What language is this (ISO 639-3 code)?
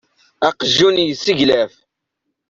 kab